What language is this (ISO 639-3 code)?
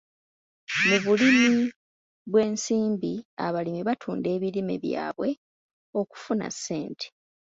lug